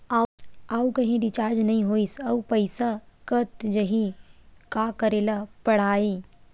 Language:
Chhattisgarhi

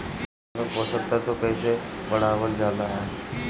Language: Bhojpuri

